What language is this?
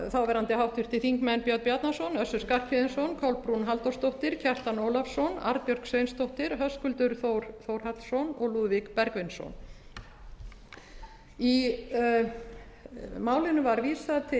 Icelandic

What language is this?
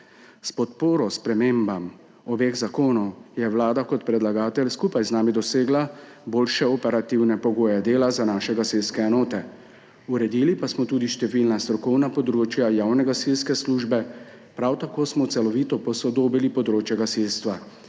Slovenian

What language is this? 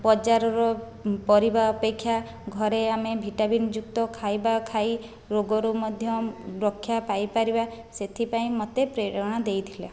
Odia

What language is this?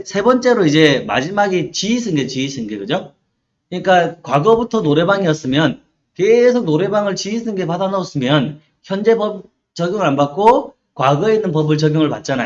Korean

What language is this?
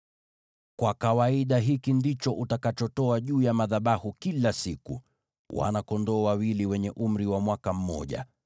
Swahili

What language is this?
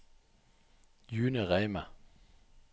Norwegian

